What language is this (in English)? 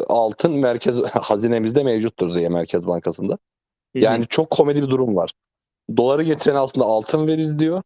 Turkish